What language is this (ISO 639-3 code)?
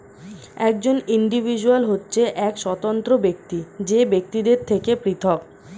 ben